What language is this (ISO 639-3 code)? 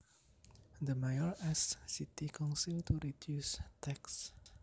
jav